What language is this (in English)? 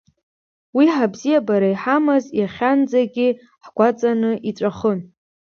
Abkhazian